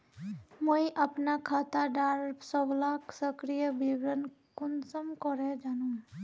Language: Magahi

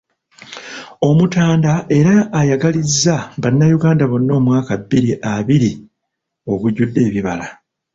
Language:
Ganda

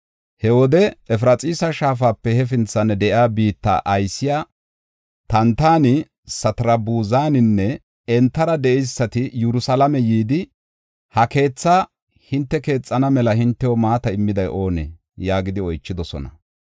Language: Gofa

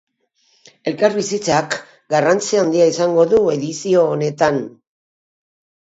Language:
Basque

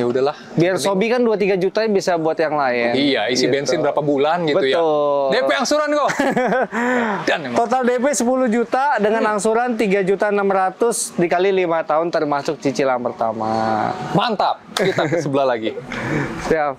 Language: Indonesian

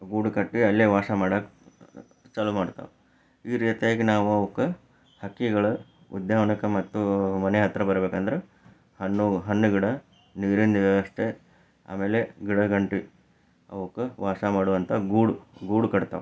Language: Kannada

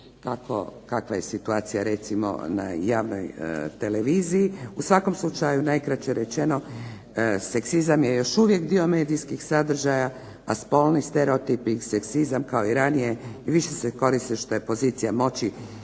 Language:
Croatian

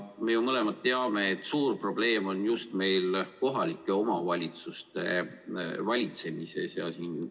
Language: Estonian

